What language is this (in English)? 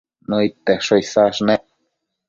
Matsés